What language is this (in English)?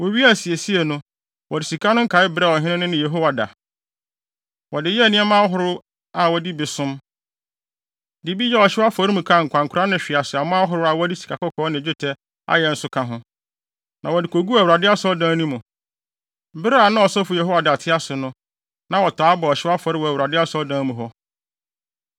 Akan